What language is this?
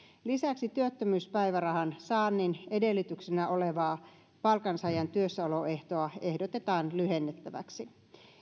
Finnish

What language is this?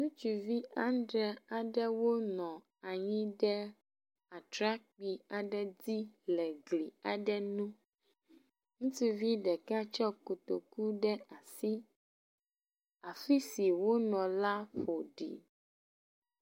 Ewe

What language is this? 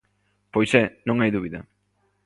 Galician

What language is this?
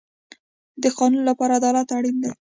Pashto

